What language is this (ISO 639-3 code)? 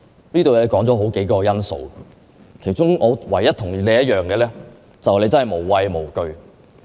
yue